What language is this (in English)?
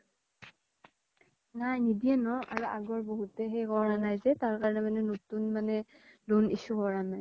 Assamese